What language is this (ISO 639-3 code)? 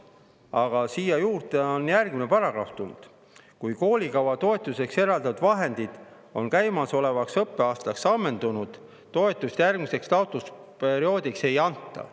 est